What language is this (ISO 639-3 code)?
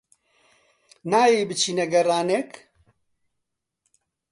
ckb